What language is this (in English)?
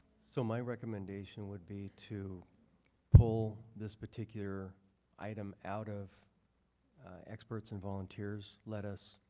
English